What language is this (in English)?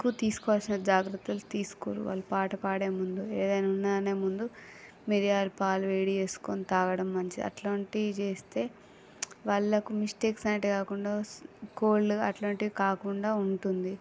Telugu